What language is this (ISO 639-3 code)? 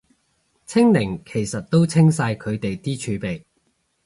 yue